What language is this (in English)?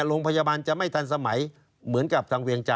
Thai